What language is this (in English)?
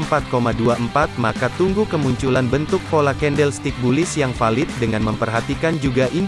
Indonesian